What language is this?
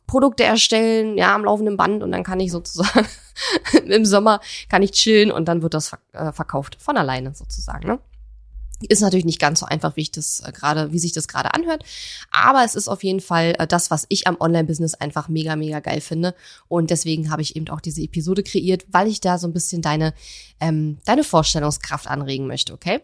German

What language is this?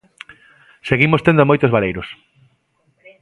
Galician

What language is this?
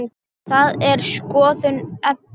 Icelandic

